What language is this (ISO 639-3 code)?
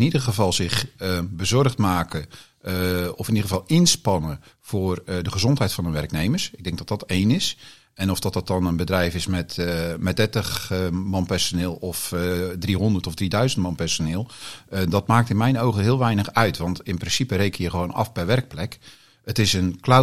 nld